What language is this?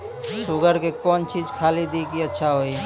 Maithili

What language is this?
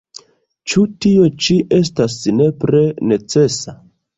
Esperanto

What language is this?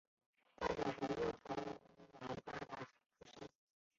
Chinese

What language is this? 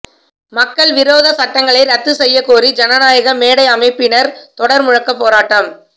Tamil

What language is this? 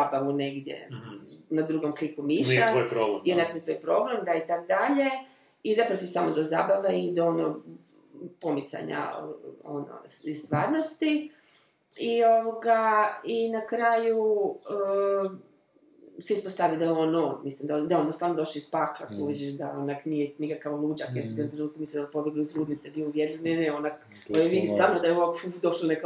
Croatian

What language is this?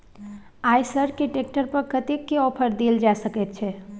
Maithili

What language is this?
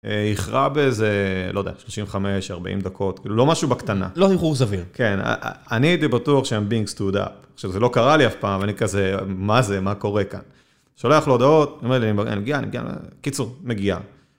Hebrew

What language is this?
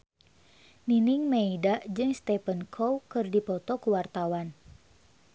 Sundanese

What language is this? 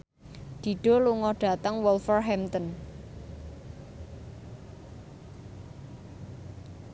Javanese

